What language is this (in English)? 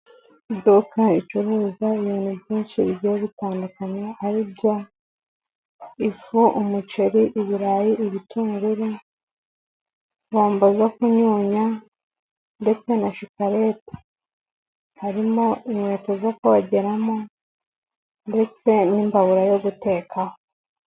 Kinyarwanda